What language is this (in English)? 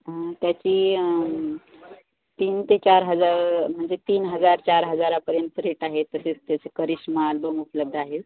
Marathi